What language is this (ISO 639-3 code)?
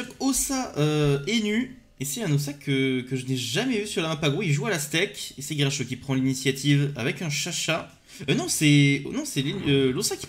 fra